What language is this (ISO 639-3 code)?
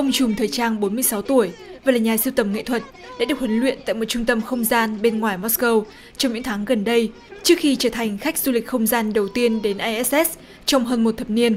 vie